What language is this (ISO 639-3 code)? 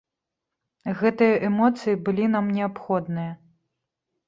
bel